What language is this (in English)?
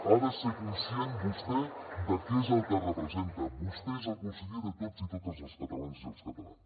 Catalan